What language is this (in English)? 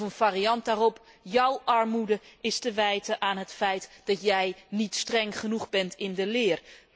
Dutch